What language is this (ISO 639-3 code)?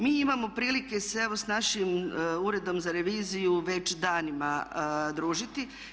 hrv